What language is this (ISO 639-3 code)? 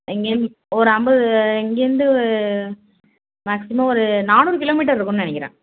tam